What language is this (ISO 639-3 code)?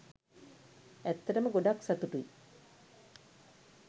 sin